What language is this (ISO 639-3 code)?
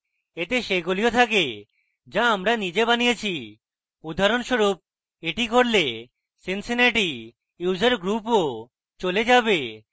ben